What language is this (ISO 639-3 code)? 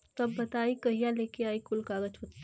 bho